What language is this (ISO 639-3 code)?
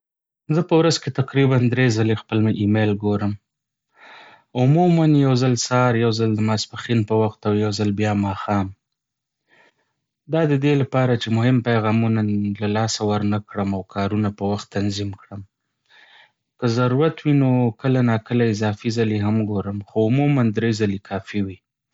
pus